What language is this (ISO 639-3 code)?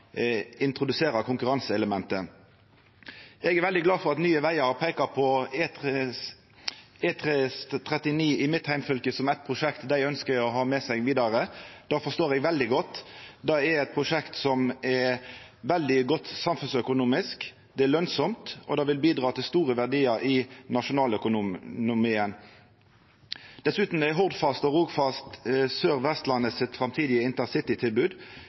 nno